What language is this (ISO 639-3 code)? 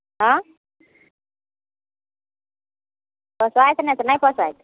mai